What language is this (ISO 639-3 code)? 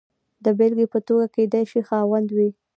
pus